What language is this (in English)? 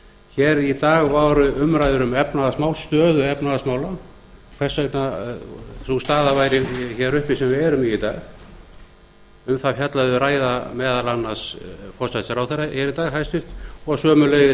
Icelandic